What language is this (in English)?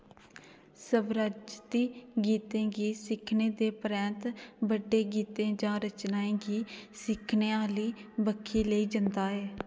Dogri